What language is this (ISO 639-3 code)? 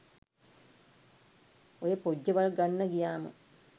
sin